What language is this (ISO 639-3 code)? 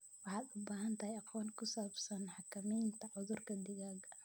som